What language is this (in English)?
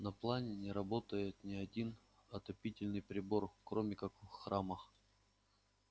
Russian